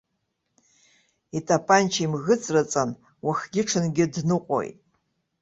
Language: Abkhazian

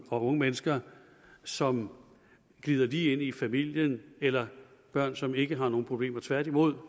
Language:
Danish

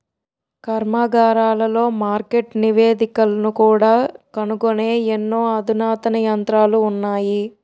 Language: Telugu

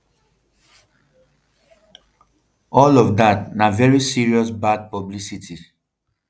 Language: Nigerian Pidgin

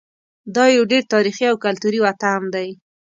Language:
Pashto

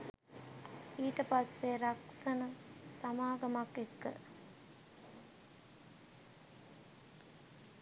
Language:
Sinhala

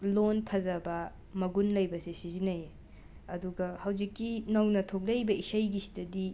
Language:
Manipuri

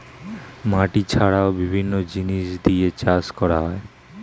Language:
Bangla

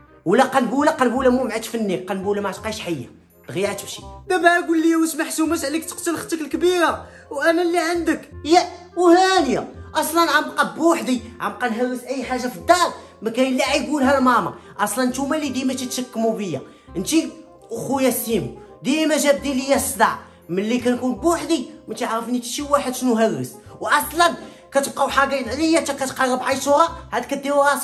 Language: Arabic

